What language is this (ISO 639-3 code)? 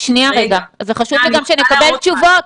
heb